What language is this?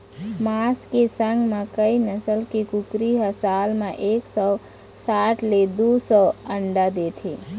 Chhattisgarhi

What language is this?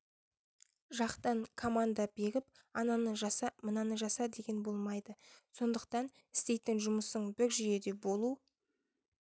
Kazakh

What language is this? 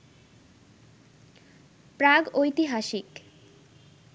Bangla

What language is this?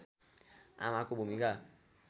Nepali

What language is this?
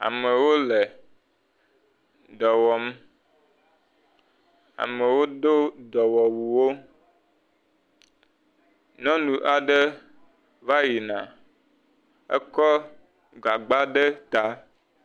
Ewe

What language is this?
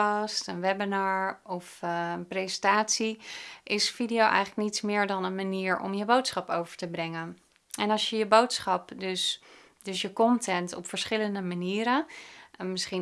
Dutch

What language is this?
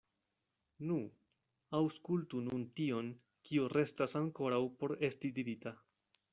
Esperanto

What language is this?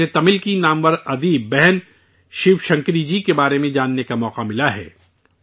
Urdu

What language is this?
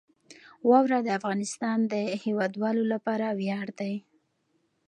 Pashto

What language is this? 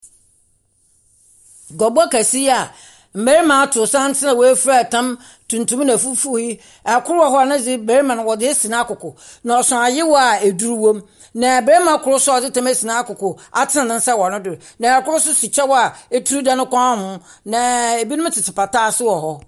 Akan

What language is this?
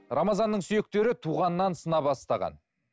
Kazakh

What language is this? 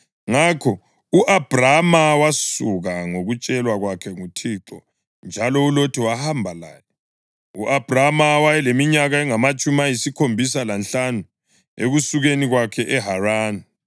North Ndebele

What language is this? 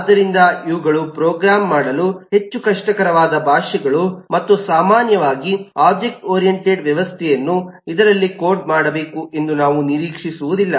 Kannada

